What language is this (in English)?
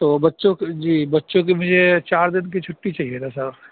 Urdu